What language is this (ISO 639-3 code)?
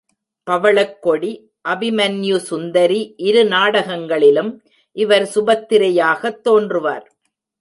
tam